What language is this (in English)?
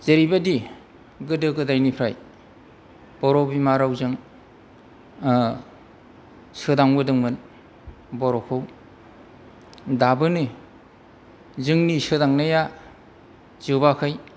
Bodo